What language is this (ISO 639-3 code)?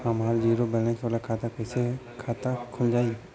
bho